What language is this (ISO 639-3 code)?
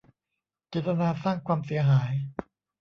tha